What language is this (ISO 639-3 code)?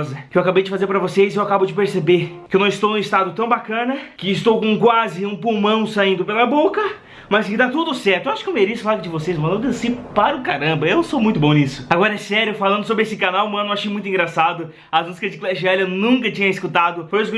por